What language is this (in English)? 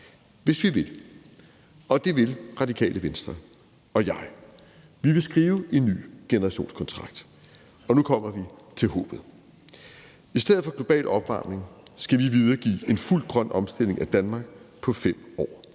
Danish